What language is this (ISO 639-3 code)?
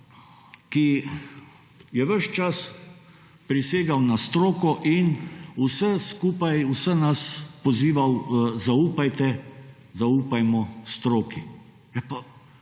slv